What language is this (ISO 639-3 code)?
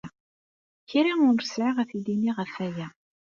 kab